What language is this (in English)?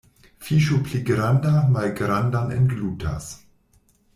Esperanto